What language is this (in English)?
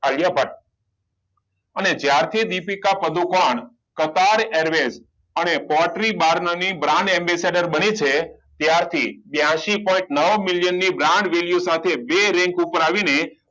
Gujarati